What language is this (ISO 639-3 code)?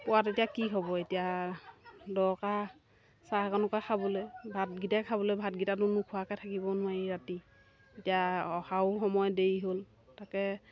asm